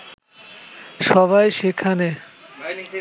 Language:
Bangla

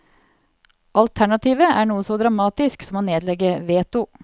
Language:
Norwegian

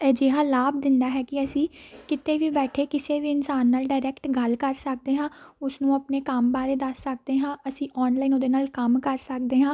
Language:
Punjabi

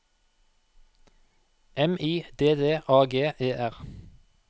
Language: Norwegian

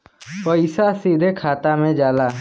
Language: Bhojpuri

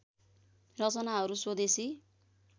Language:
Nepali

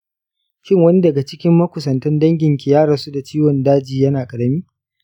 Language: Hausa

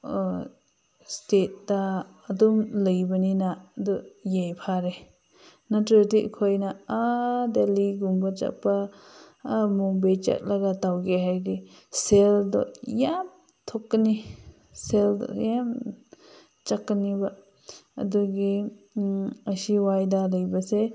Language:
Manipuri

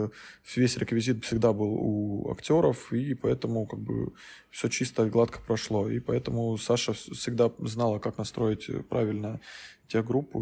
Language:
Russian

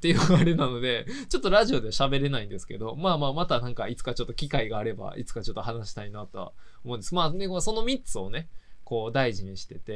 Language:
Japanese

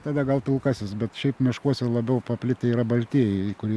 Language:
Lithuanian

